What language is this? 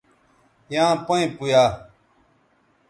Bateri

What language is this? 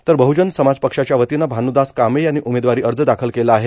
Marathi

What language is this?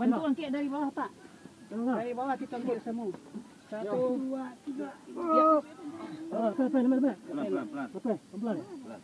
Indonesian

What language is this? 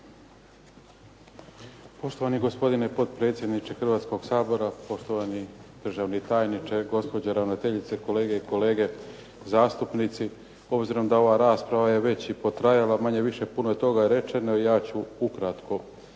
Croatian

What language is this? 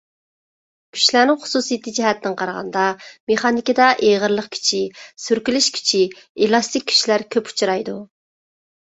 Uyghur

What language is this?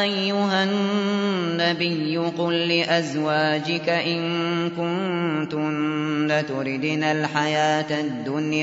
Arabic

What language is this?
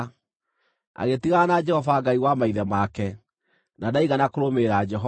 Kikuyu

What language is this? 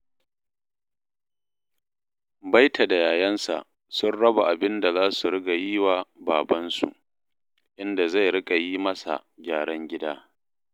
Hausa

